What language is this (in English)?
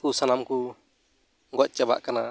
Santali